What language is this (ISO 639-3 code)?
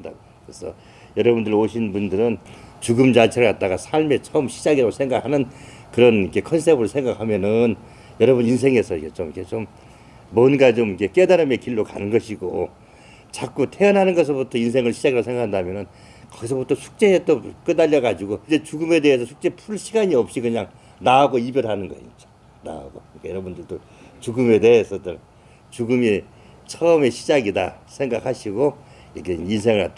kor